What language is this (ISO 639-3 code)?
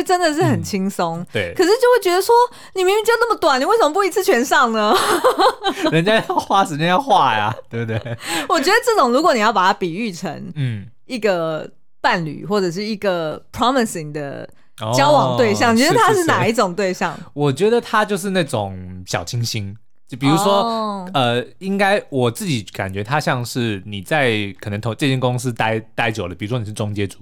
zho